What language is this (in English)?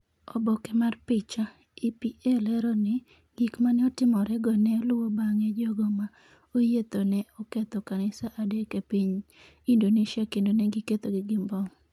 Luo (Kenya and Tanzania)